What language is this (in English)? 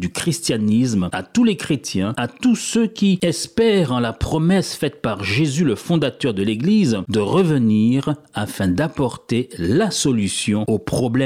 French